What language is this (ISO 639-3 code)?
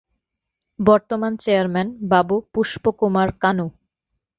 ben